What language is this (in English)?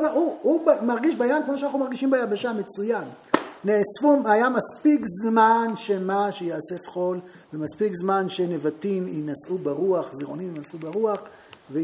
Hebrew